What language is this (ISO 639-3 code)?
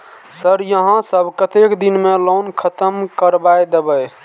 mai